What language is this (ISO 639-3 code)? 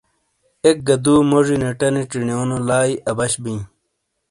scl